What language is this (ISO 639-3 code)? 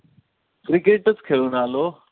mar